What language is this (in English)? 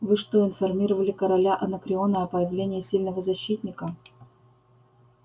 Russian